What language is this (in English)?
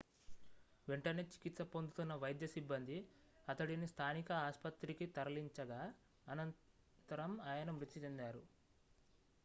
Telugu